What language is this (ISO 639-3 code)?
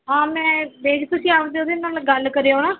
pan